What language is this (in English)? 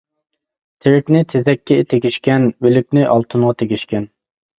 Uyghur